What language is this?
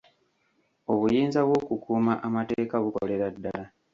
Ganda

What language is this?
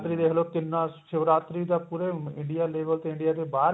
Punjabi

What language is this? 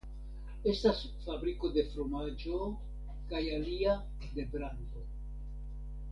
Esperanto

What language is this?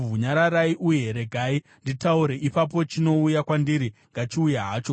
Shona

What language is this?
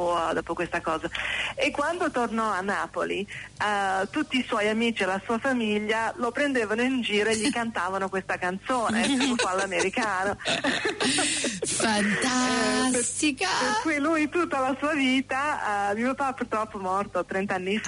Italian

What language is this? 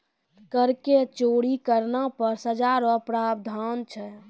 Maithili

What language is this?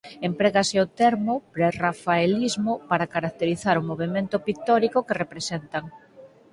Galician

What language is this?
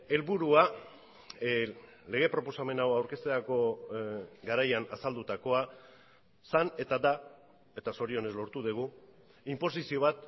Basque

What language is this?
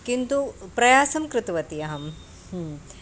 Sanskrit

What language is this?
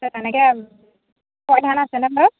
Assamese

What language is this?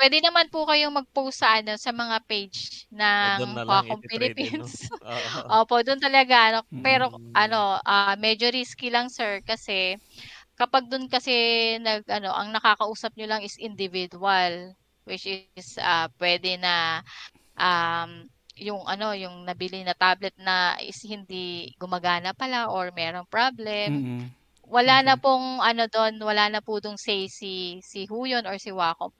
Filipino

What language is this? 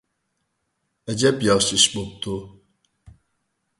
Uyghur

